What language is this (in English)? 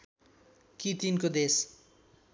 Nepali